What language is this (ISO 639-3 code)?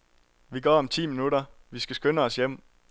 dan